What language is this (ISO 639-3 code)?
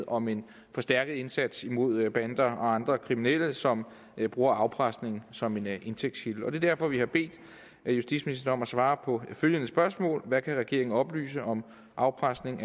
dan